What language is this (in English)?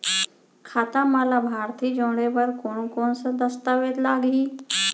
Chhattisgarhi